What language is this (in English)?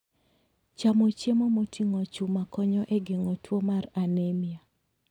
Luo (Kenya and Tanzania)